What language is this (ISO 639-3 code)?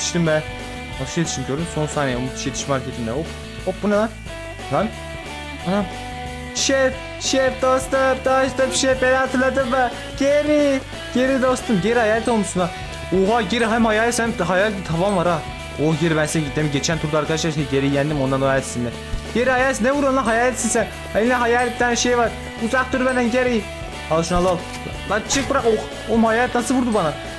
tur